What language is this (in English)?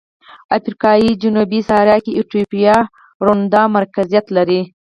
Pashto